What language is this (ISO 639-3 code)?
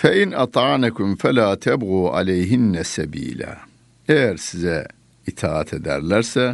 tur